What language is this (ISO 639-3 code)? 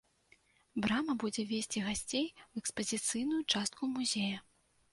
bel